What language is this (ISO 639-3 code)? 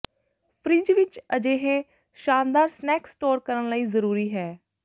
pan